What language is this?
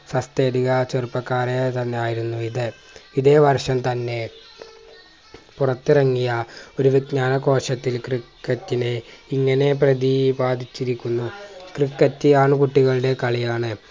Malayalam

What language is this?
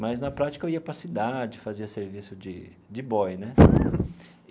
Portuguese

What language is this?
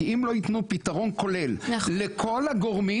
Hebrew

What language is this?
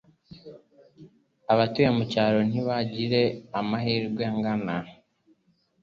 Kinyarwanda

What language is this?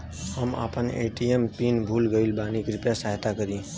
Bhojpuri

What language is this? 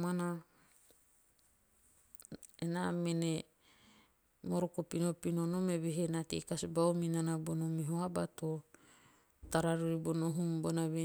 Teop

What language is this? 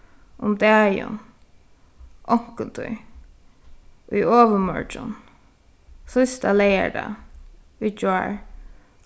Faroese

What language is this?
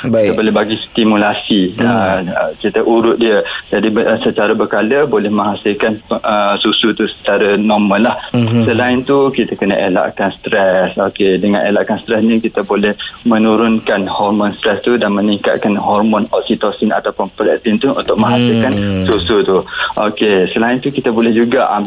Malay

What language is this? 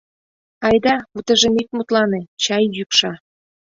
Mari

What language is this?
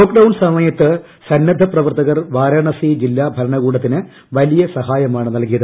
Malayalam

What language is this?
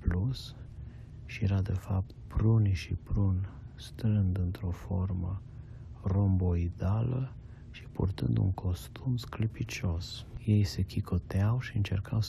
Romanian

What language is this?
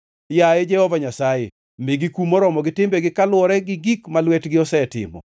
Luo (Kenya and Tanzania)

